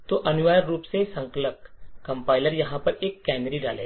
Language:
Hindi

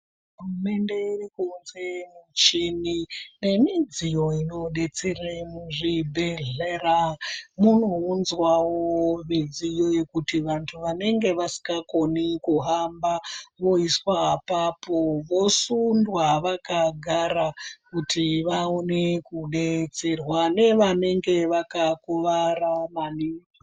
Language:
Ndau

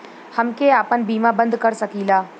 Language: Bhojpuri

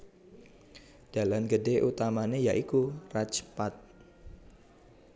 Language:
Javanese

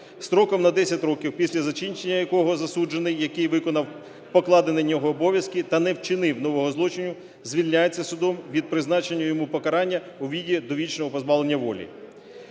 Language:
Ukrainian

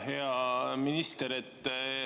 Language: Estonian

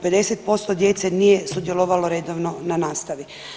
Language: Croatian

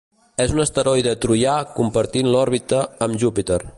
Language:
Catalan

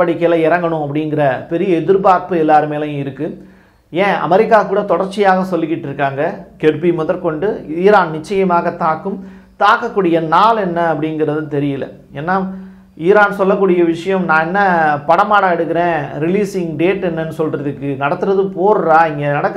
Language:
Tamil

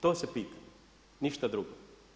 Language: Croatian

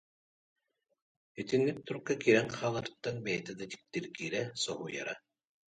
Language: Yakut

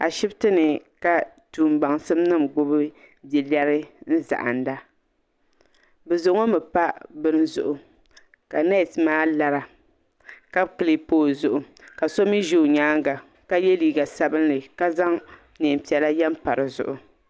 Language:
Dagbani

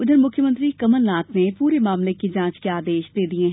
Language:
Hindi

